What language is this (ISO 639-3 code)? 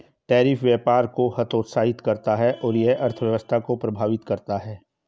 hin